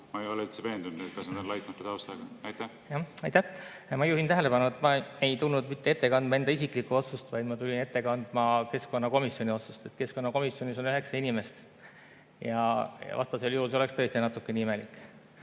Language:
Estonian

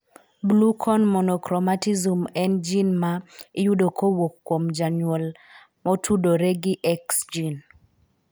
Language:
Luo (Kenya and Tanzania)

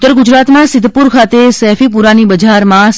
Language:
Gujarati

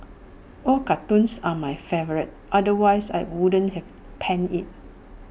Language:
English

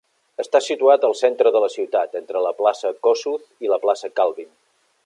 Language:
Catalan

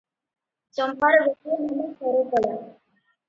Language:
Odia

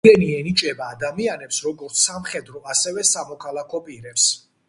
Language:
Georgian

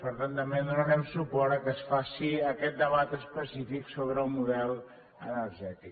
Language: Catalan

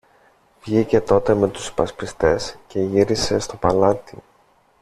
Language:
Greek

